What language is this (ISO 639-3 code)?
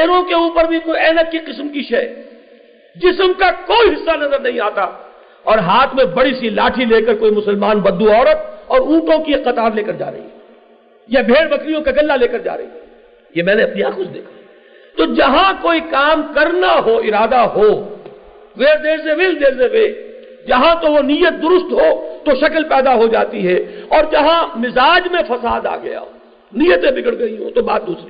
urd